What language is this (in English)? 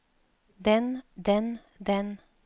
Norwegian